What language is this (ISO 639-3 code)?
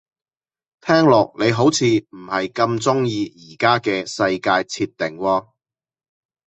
yue